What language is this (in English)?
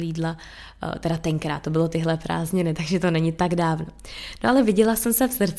Czech